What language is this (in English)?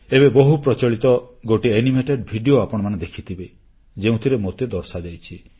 Odia